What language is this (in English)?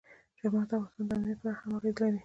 Pashto